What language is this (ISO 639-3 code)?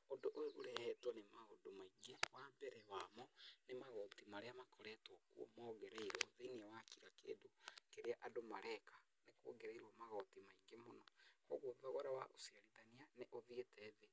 kik